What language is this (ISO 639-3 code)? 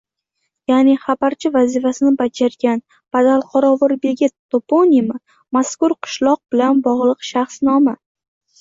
uzb